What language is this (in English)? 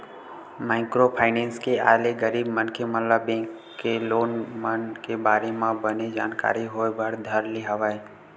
Chhattisgarhi